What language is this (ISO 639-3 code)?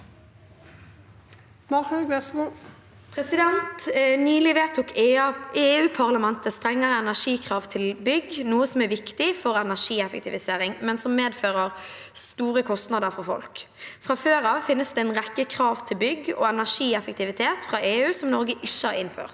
nor